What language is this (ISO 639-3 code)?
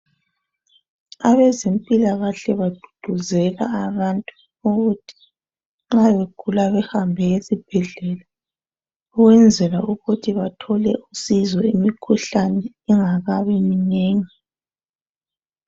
nde